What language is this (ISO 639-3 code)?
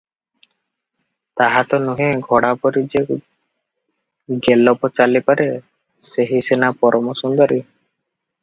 ori